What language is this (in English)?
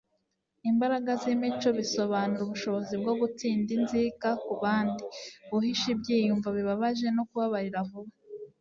Kinyarwanda